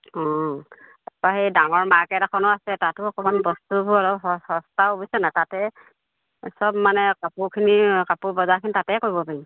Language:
Assamese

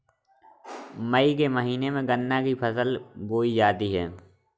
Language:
Hindi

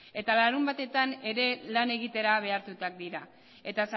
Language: Basque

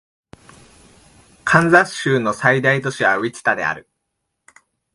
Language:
Japanese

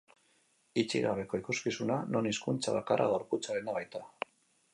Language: Basque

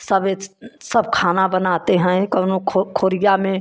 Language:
Hindi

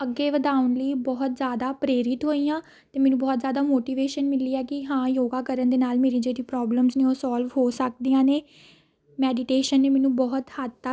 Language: Punjabi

